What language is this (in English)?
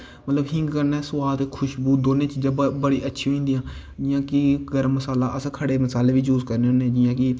Dogri